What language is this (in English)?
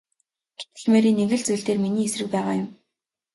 Mongolian